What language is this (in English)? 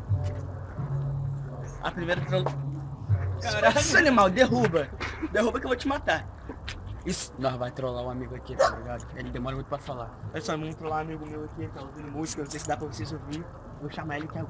Portuguese